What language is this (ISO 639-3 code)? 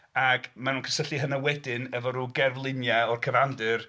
cym